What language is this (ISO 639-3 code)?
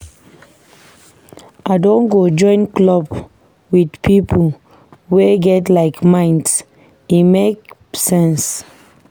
pcm